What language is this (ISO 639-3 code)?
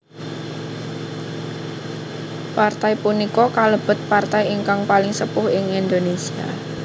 jav